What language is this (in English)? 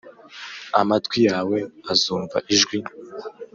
Kinyarwanda